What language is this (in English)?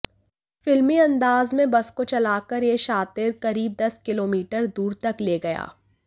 Hindi